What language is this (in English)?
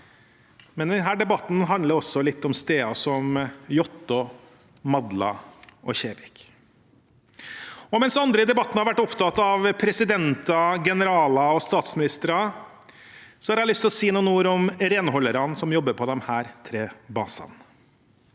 Norwegian